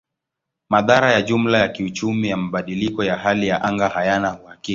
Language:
Swahili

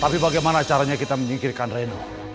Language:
Indonesian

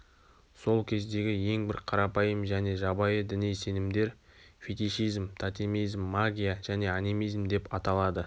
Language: Kazakh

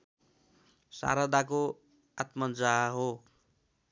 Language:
Nepali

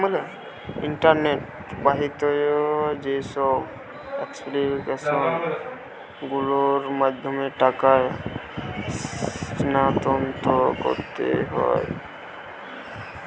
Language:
Bangla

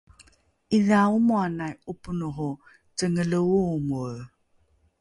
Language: Rukai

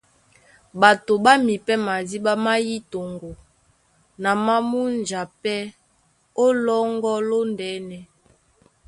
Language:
Duala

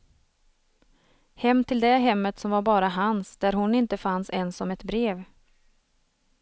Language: Swedish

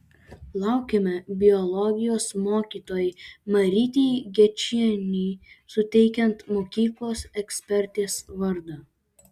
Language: Lithuanian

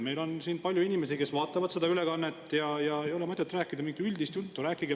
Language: Estonian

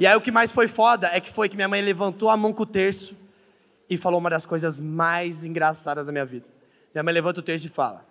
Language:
Portuguese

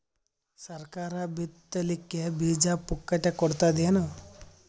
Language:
Kannada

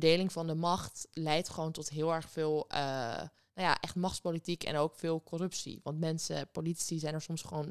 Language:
Dutch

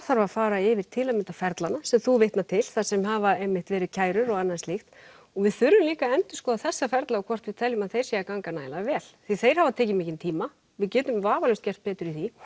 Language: Icelandic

